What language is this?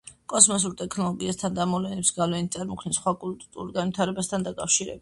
Georgian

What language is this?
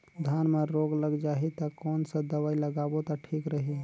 Chhattisgarhi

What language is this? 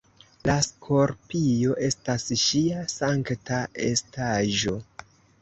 Esperanto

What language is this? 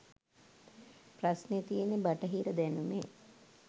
Sinhala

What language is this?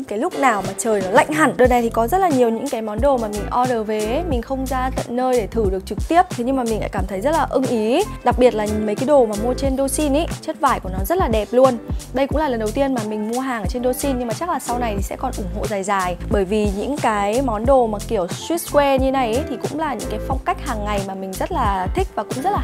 Vietnamese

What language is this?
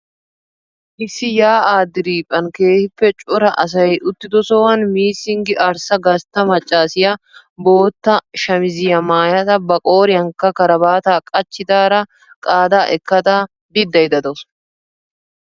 Wolaytta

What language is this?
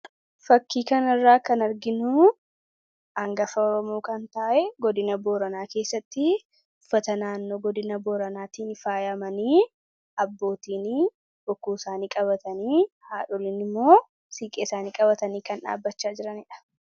Oromo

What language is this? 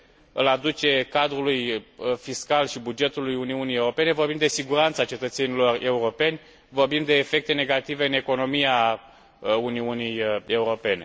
Romanian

